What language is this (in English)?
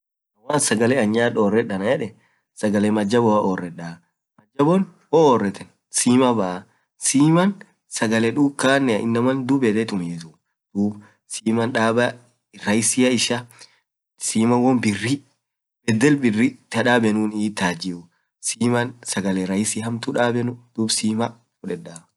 Orma